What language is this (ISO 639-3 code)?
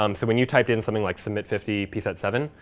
eng